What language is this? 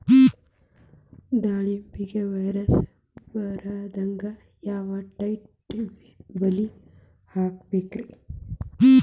Kannada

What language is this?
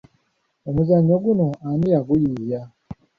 Ganda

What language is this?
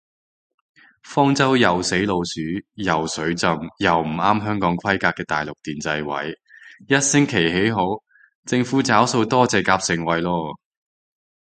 Cantonese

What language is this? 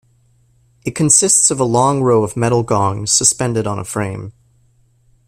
English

